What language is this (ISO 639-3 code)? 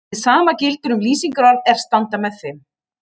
isl